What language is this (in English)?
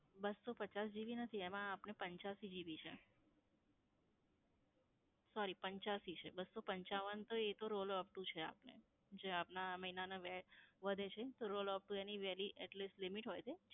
Gujarati